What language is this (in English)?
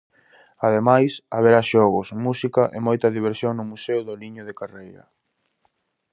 Galician